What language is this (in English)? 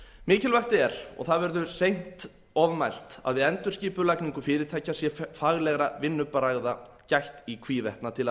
Icelandic